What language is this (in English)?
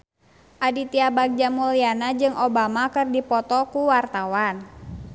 Sundanese